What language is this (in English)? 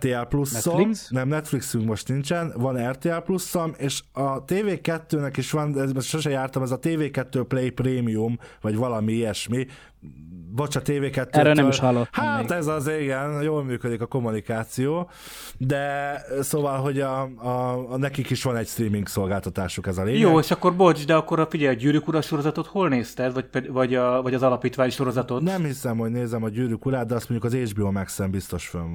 Hungarian